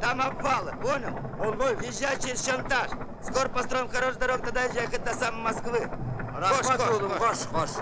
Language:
Turkish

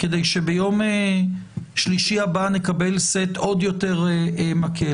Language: Hebrew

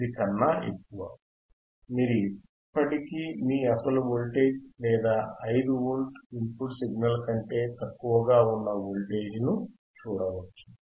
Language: Telugu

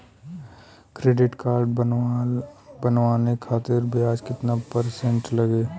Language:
Bhojpuri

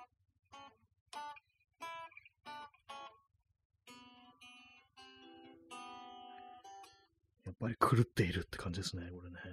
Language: Japanese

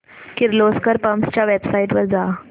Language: Marathi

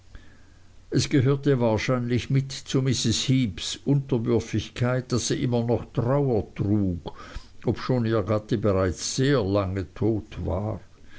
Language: German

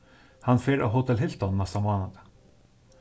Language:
Faroese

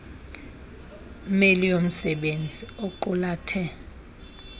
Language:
Xhosa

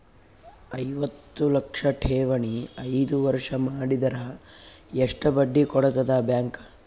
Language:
Kannada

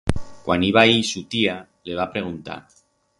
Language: Aragonese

